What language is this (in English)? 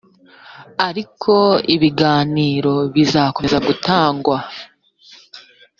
Kinyarwanda